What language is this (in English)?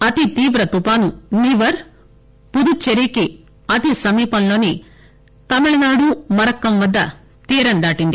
Telugu